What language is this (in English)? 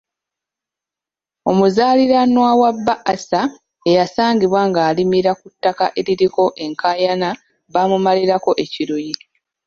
Ganda